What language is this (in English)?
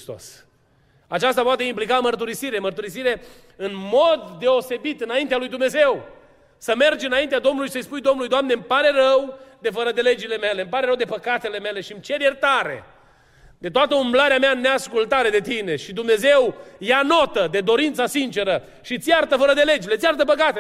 Romanian